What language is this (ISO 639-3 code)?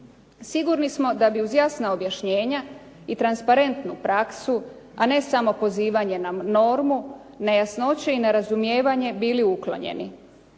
hrv